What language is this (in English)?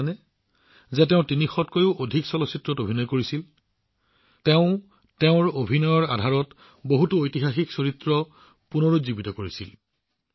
Assamese